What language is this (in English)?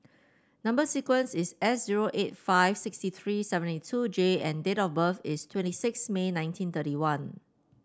English